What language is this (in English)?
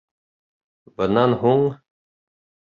Bashkir